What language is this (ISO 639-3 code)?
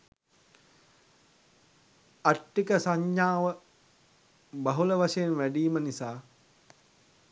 sin